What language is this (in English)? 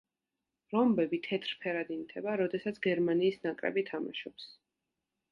Georgian